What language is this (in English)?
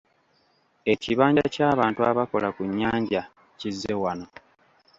Ganda